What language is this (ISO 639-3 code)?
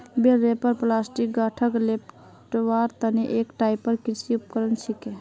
mag